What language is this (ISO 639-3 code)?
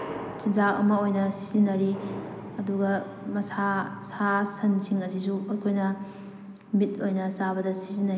mni